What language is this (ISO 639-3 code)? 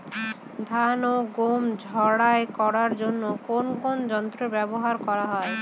ben